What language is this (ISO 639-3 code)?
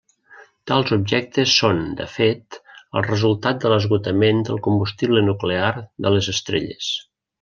cat